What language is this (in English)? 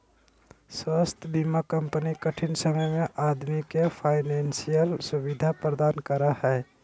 Magahi